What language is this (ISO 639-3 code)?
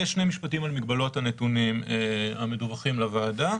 heb